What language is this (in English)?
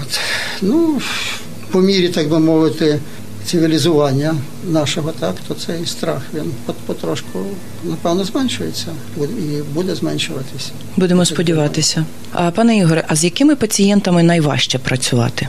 Ukrainian